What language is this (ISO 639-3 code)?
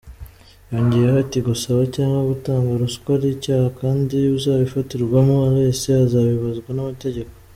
kin